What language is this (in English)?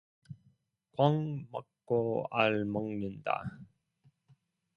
Korean